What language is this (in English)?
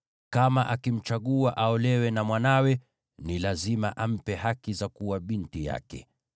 Swahili